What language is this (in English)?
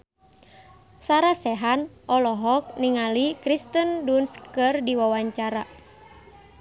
Sundanese